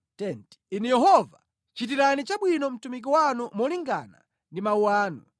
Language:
Nyanja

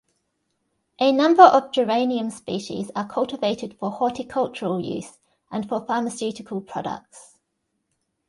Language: English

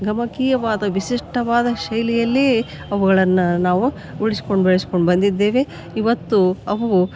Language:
Kannada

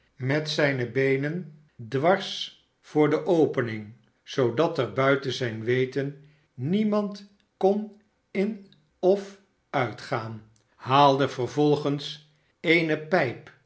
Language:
Dutch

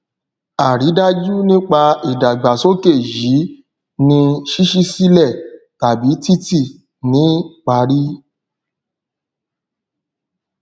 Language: Yoruba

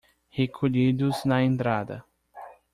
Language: Portuguese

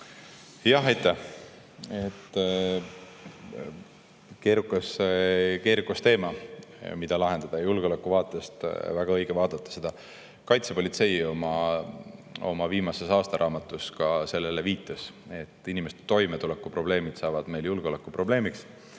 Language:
Estonian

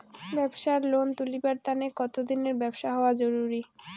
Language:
Bangla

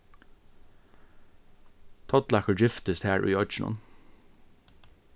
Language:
Faroese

